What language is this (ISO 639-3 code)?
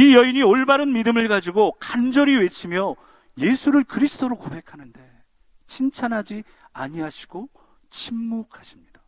kor